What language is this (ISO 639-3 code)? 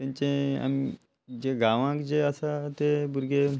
kok